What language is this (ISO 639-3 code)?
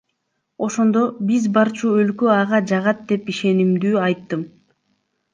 kir